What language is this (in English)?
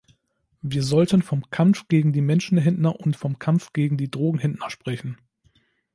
German